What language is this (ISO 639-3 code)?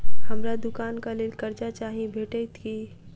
mai